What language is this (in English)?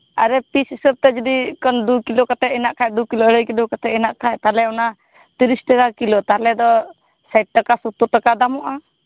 Santali